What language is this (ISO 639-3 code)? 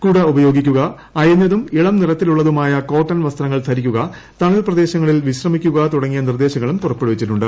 mal